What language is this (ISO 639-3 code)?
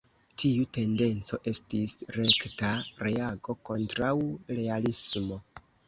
epo